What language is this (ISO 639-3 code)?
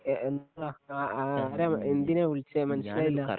mal